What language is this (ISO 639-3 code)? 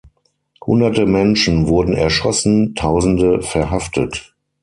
deu